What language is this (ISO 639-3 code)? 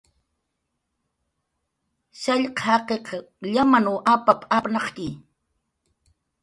jqr